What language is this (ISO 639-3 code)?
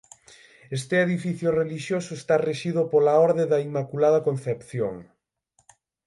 glg